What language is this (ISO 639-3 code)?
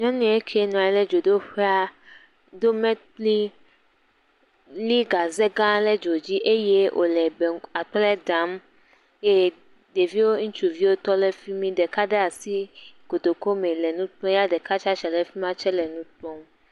ewe